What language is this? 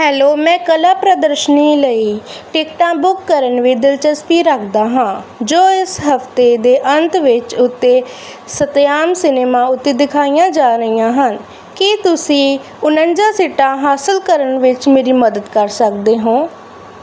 Punjabi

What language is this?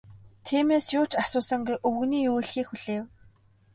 Mongolian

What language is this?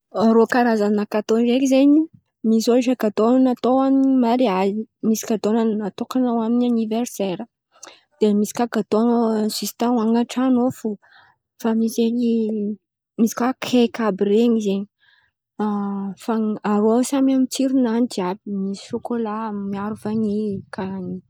Antankarana Malagasy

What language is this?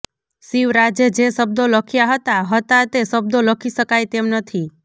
Gujarati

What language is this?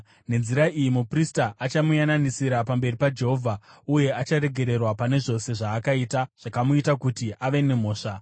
Shona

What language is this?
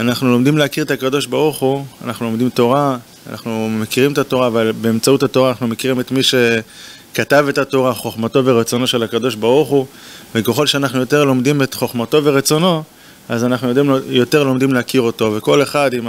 Hebrew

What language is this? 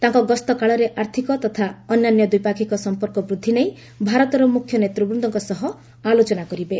Odia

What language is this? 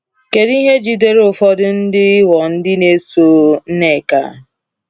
Igbo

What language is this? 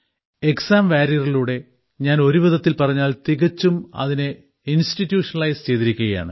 Malayalam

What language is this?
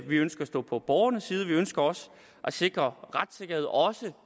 Danish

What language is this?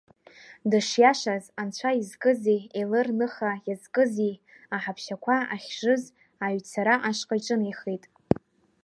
Abkhazian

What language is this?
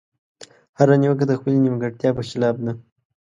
Pashto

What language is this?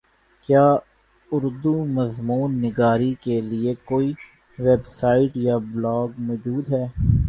Urdu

